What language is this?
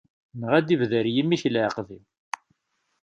Kabyle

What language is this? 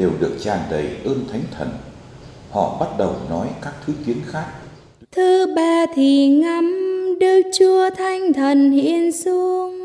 Vietnamese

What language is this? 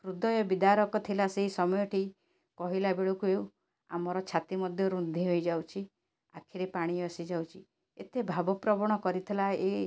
Odia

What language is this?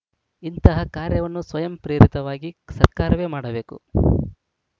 Kannada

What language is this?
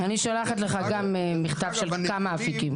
Hebrew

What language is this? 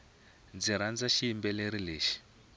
Tsonga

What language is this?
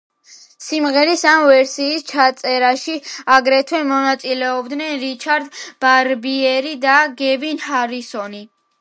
Georgian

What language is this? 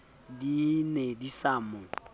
Southern Sotho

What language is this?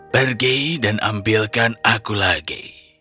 Indonesian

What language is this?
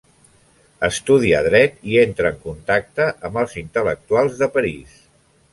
Catalan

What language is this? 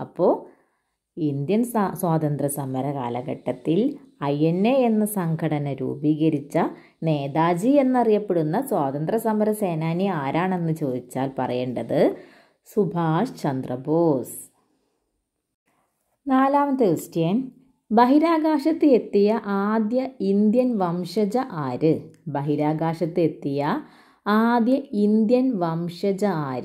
Malayalam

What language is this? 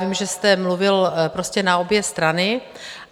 Czech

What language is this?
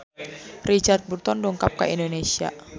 Sundanese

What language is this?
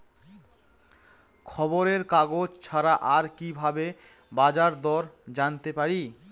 Bangla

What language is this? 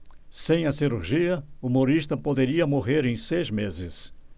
Portuguese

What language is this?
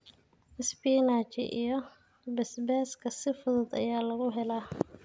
Somali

